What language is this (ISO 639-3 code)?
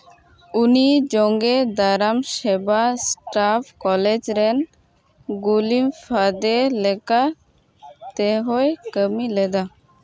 sat